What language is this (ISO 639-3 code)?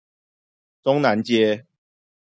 zho